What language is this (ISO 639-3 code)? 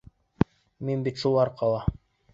bak